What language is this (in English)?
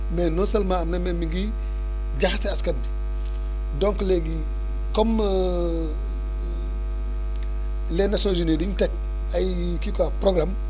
Wolof